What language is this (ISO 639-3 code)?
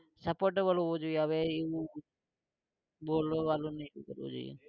guj